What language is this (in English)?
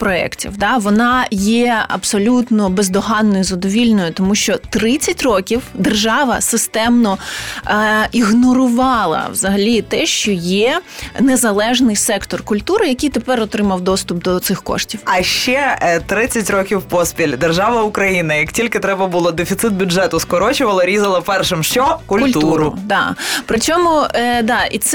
Ukrainian